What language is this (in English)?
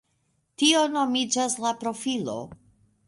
Esperanto